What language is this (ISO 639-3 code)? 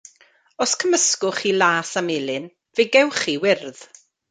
cym